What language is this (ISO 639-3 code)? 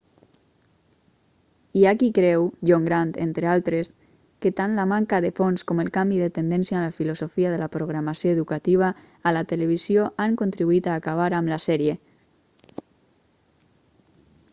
cat